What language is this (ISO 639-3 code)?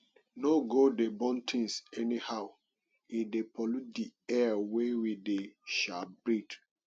pcm